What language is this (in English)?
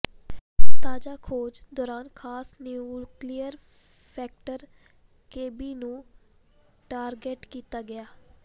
Punjabi